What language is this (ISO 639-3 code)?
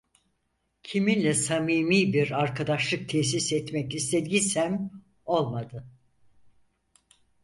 tur